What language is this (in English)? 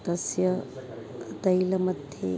Sanskrit